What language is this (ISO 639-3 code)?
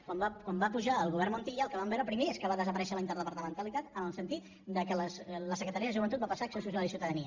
cat